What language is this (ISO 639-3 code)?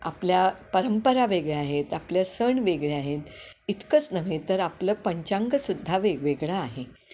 mar